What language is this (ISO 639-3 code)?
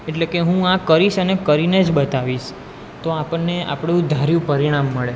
guj